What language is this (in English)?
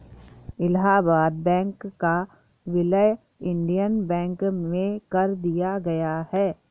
Hindi